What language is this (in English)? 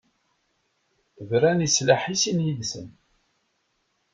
Kabyle